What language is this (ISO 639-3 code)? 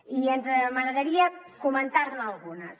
cat